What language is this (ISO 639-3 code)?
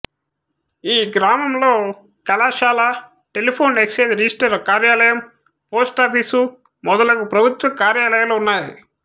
tel